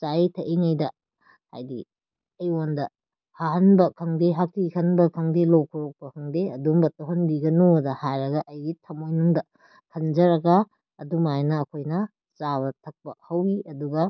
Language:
Manipuri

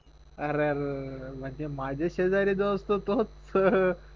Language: Marathi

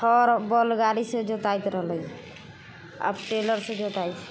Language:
Maithili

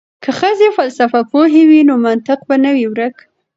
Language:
Pashto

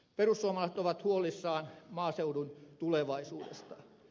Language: Finnish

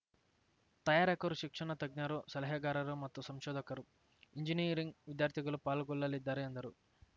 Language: Kannada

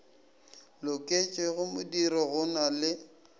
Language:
Northern Sotho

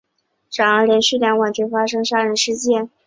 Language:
Chinese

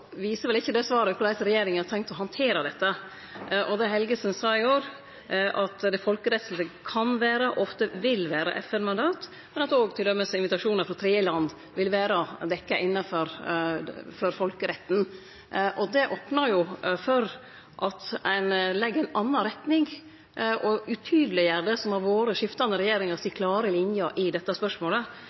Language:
Norwegian Nynorsk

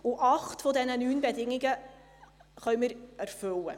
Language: Swiss German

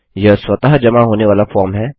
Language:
Hindi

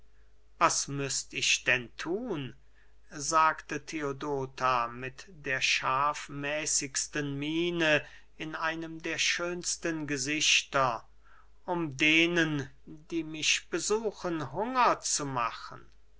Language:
German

